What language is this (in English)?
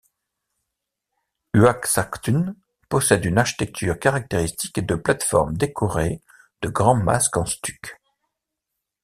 French